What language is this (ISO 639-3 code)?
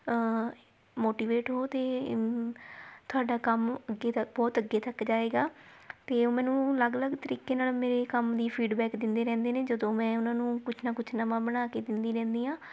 pan